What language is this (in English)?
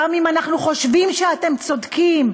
Hebrew